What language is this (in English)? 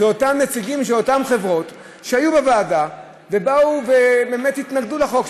Hebrew